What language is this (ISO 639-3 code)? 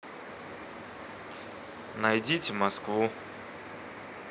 rus